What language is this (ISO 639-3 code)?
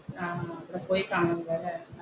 mal